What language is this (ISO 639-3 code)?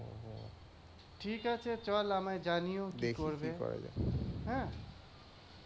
ben